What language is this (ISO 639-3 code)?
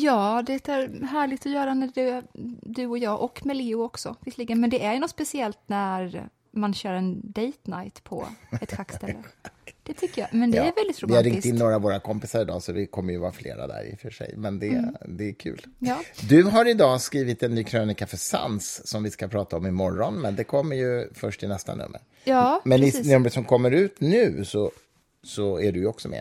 swe